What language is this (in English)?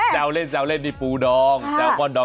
Thai